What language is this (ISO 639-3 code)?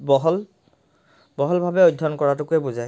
asm